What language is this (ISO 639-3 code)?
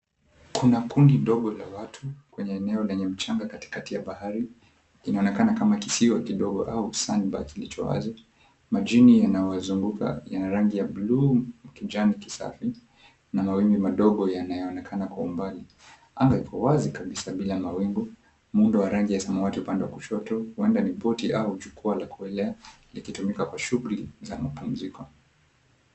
swa